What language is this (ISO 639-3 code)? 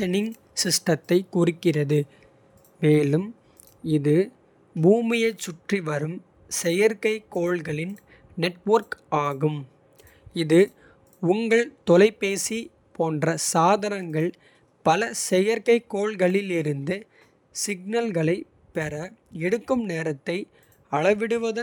kfe